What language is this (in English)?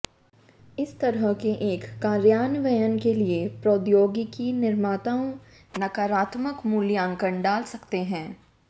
Hindi